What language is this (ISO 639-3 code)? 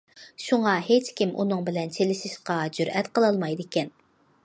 uig